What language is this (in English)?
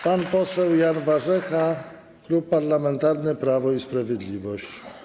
Polish